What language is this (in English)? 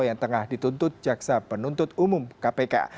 Indonesian